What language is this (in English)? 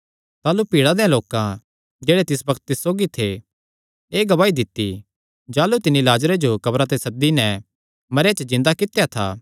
Kangri